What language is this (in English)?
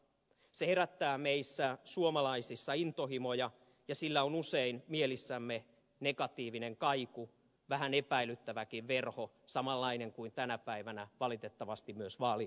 Finnish